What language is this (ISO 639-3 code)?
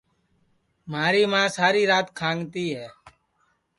ssi